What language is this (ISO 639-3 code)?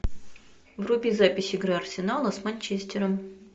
rus